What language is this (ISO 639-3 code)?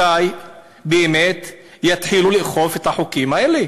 heb